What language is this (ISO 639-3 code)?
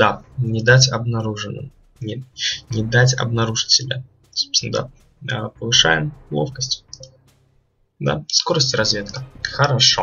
rus